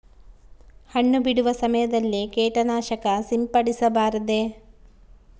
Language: Kannada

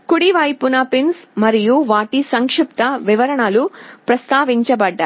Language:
Telugu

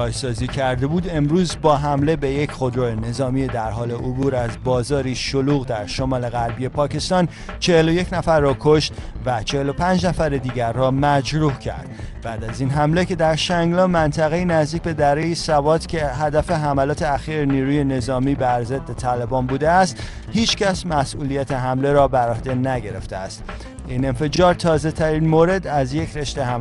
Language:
Persian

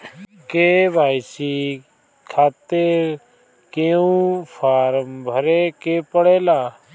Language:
Bhojpuri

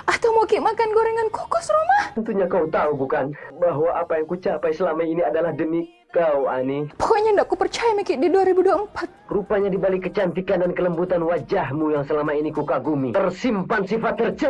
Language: Indonesian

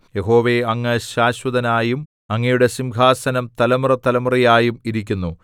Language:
Malayalam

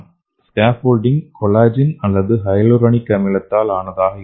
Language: Tamil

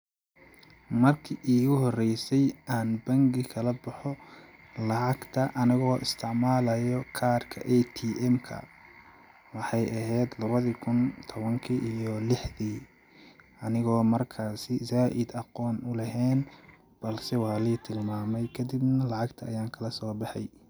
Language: Somali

